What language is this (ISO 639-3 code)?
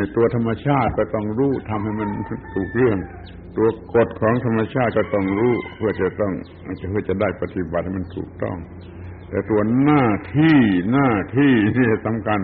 tha